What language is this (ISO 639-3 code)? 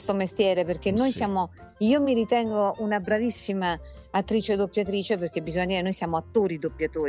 ita